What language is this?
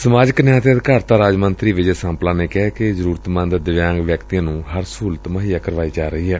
Punjabi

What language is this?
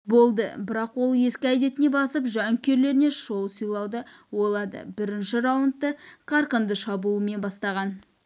Kazakh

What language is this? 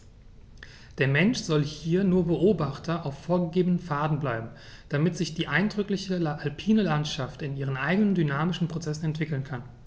German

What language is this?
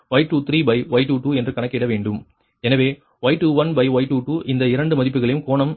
Tamil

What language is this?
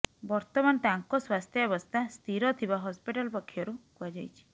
Odia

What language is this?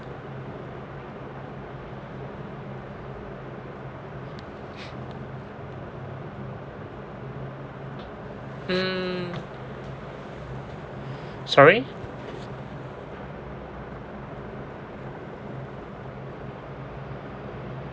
English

